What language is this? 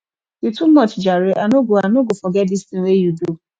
Nigerian Pidgin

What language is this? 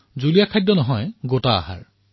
Assamese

